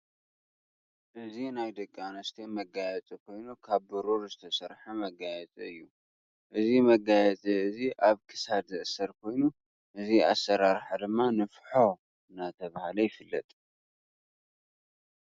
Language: Tigrinya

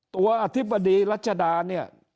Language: Thai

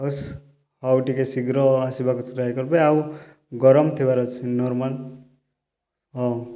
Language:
Odia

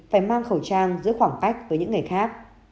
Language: Vietnamese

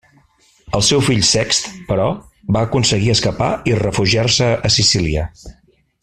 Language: Catalan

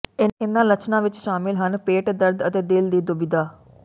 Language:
Punjabi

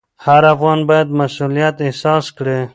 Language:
Pashto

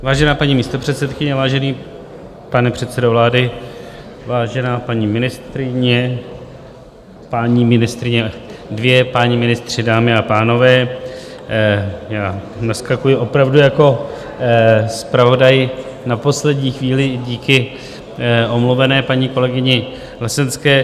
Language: Czech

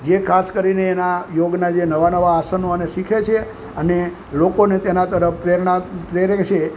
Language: Gujarati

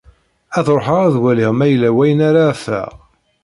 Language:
Kabyle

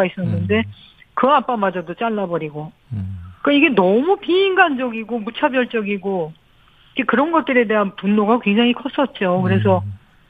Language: Korean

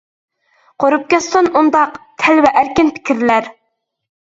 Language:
Uyghur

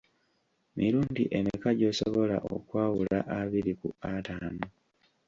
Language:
Ganda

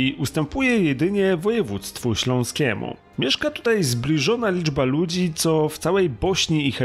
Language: Polish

